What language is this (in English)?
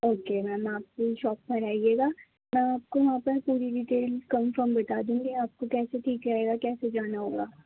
Urdu